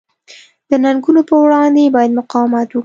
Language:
Pashto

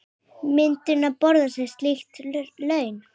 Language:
Icelandic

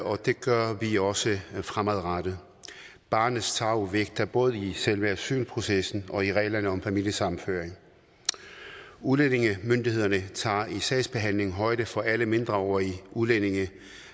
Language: Danish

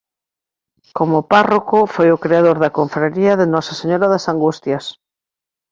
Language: Galician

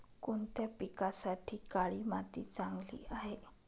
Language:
Marathi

